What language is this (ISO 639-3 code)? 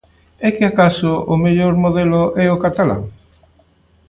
glg